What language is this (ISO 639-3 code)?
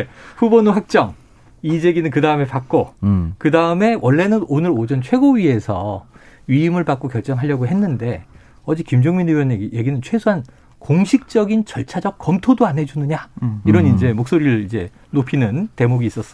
kor